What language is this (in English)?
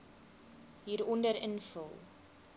Afrikaans